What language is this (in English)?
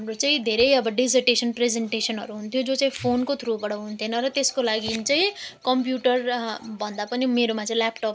Nepali